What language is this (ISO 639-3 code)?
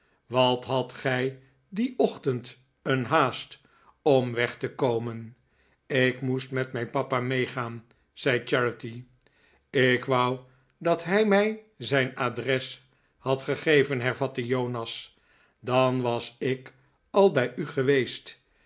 nld